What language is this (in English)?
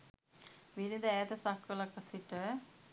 Sinhala